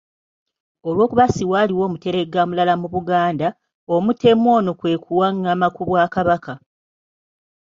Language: Ganda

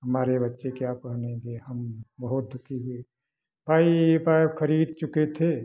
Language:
Hindi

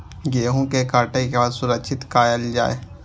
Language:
Maithili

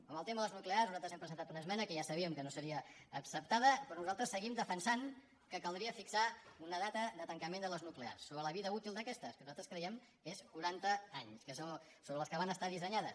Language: Catalan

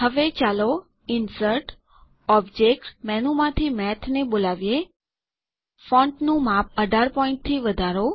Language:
Gujarati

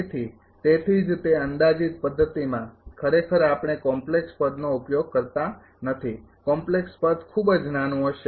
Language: Gujarati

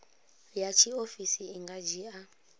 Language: Venda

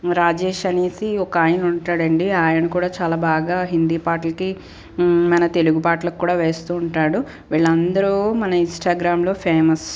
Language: Telugu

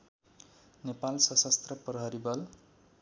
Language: Nepali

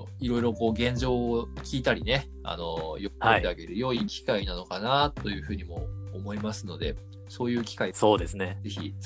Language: Japanese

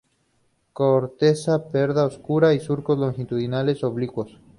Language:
Spanish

